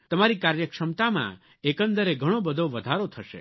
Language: Gujarati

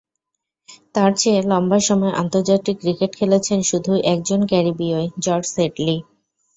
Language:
Bangla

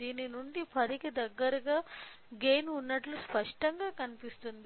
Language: Telugu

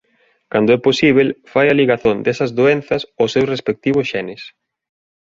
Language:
Galician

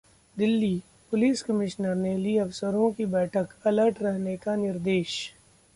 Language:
Hindi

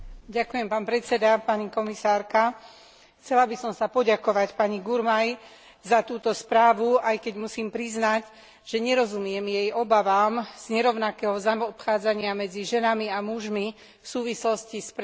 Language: Slovak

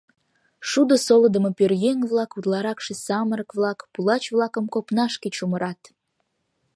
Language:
Mari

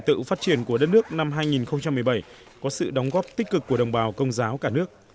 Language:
Vietnamese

